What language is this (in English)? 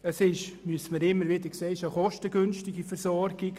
Swiss German